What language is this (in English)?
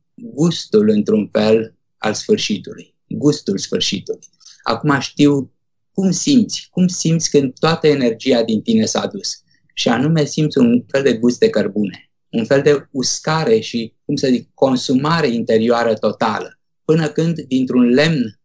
Romanian